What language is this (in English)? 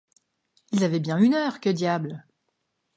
French